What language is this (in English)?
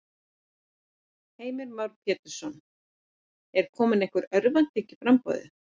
Icelandic